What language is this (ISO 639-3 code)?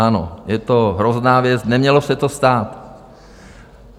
ces